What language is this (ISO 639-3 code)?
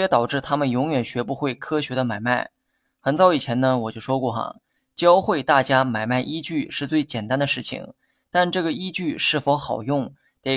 zho